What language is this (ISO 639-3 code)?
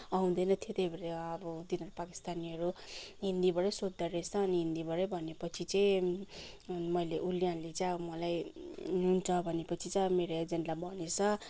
nep